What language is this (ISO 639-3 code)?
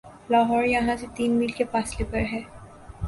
urd